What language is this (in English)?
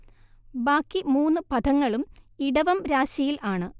Malayalam